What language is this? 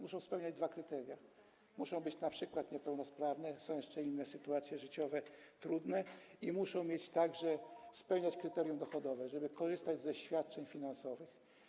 Polish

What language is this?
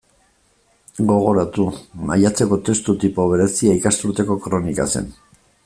Basque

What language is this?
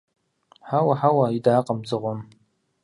Kabardian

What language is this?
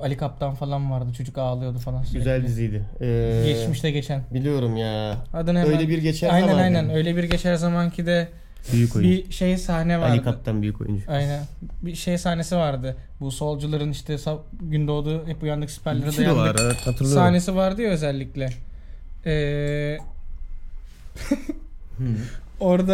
Turkish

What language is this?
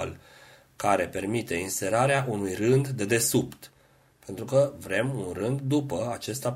Romanian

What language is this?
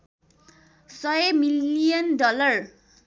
Nepali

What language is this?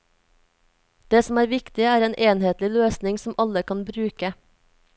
Norwegian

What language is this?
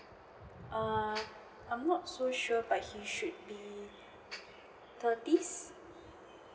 English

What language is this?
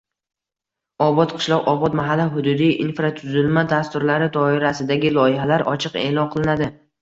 Uzbek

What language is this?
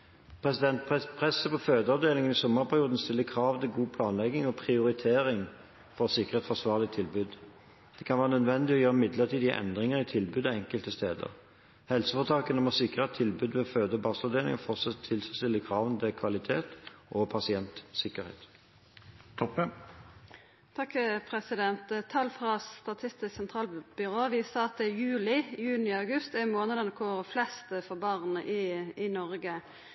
Norwegian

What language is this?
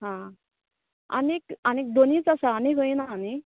Konkani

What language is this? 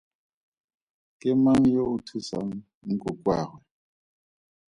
Tswana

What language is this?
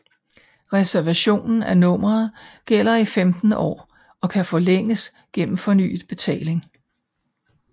Danish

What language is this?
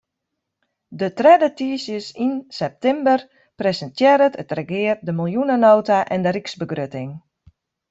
Western Frisian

